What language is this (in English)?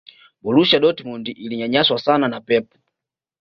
Swahili